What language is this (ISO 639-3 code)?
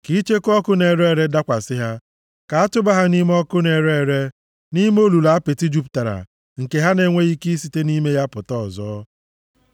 ibo